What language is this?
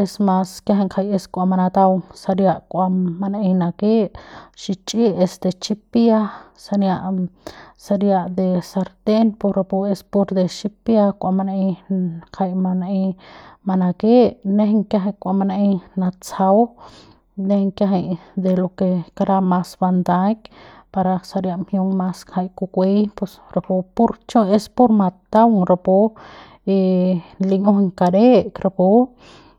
Central Pame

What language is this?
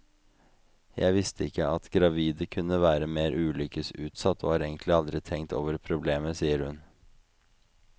Norwegian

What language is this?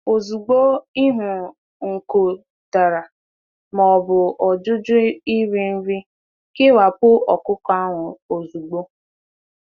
Igbo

